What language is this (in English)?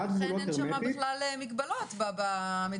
Hebrew